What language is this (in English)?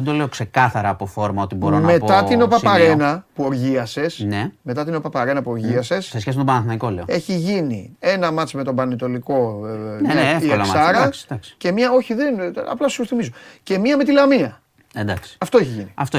Greek